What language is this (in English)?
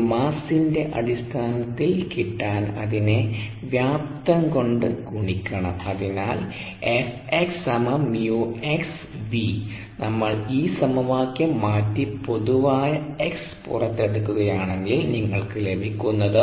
Malayalam